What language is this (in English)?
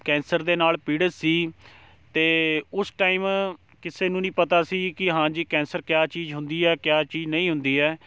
Punjabi